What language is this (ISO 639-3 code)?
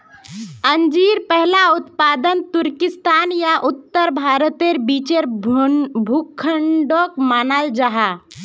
mag